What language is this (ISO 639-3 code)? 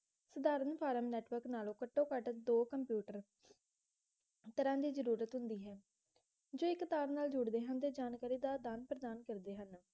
pan